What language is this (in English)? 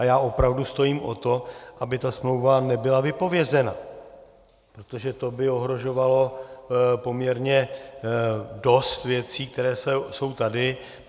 Czech